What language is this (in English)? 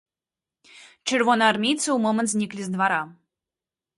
Belarusian